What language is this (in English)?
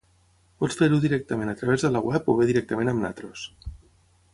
Catalan